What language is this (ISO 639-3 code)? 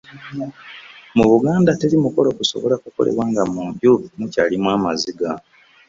lug